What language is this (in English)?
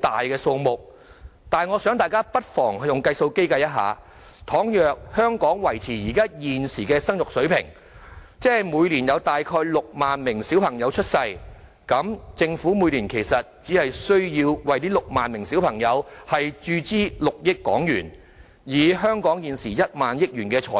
Cantonese